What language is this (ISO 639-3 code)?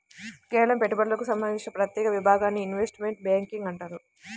tel